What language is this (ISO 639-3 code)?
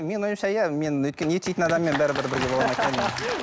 kaz